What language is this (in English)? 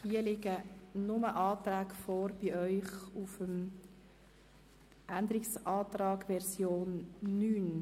Swiss German